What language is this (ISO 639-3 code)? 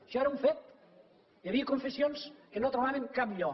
cat